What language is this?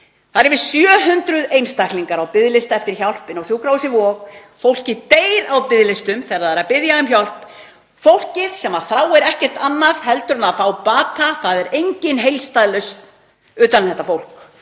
Icelandic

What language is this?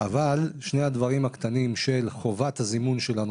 Hebrew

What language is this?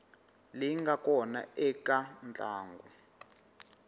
Tsonga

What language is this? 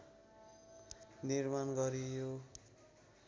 Nepali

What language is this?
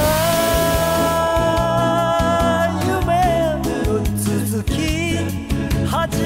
Thai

